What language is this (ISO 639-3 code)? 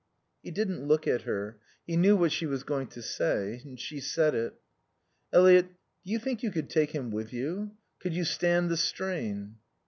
eng